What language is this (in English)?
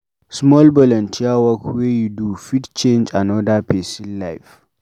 Nigerian Pidgin